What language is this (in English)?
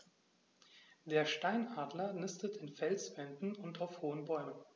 German